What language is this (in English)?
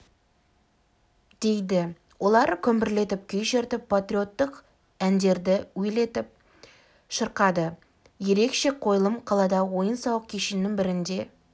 Kazakh